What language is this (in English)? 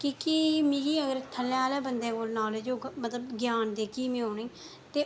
Dogri